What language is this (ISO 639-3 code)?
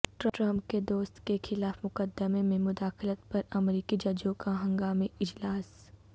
urd